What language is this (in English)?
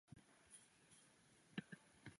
Chinese